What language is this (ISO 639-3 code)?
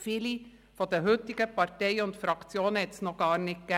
gsw